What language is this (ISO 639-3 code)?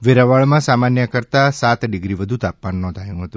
guj